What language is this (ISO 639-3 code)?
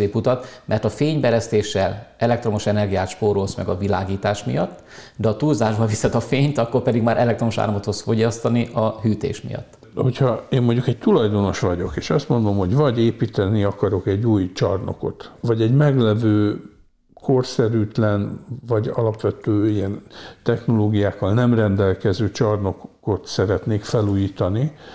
hun